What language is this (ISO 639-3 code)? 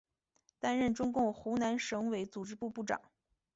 zho